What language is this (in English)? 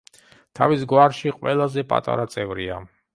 Georgian